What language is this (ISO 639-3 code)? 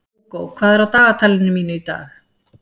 isl